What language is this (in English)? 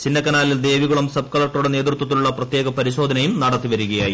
Malayalam